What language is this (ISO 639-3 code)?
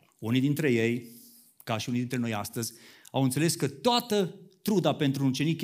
ron